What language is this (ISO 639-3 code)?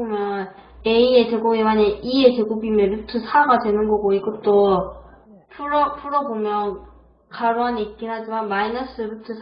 kor